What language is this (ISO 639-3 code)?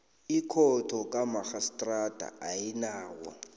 nbl